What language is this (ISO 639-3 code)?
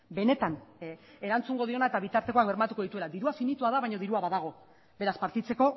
eus